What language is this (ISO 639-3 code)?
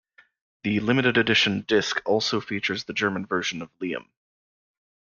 eng